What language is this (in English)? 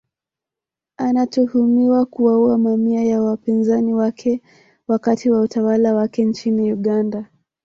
Swahili